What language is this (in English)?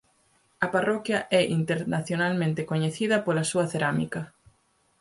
Galician